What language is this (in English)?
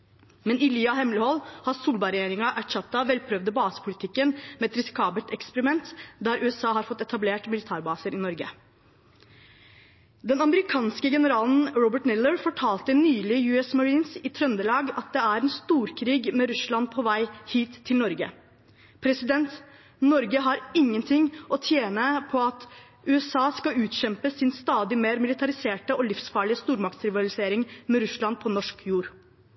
Norwegian Bokmål